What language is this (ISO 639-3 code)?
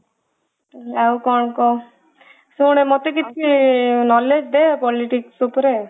ori